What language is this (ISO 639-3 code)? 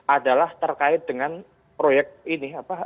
ind